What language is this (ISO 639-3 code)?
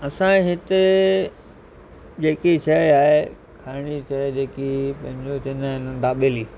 snd